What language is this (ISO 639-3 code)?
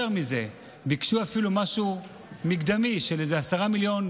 heb